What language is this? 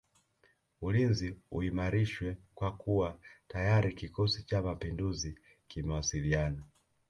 Swahili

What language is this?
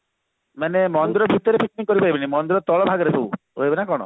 Odia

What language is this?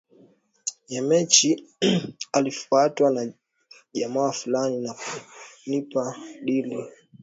Swahili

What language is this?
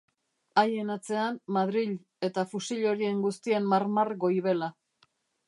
Basque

